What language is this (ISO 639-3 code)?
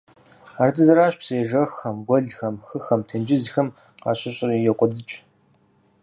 kbd